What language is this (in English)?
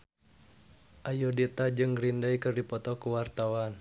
Sundanese